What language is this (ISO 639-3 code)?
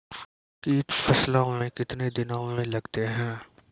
mai